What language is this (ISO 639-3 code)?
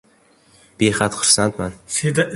uzb